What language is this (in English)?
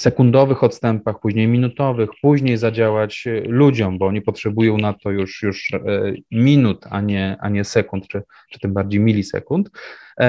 Polish